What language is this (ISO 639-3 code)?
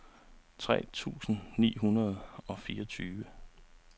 dan